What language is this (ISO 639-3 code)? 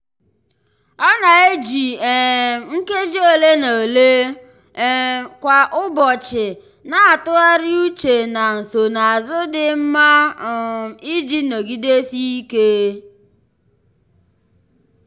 ibo